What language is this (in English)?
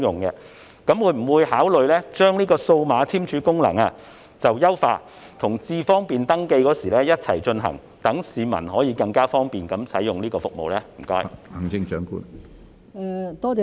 Cantonese